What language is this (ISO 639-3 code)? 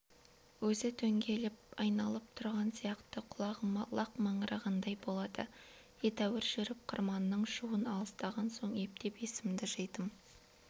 kaz